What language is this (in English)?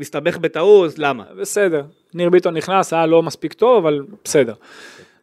Hebrew